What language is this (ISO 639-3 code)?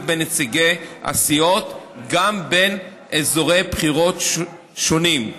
heb